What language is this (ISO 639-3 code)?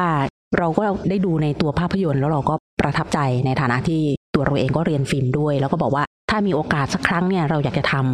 tha